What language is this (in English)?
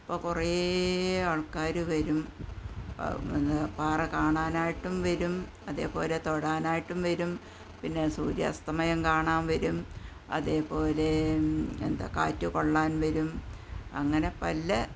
Malayalam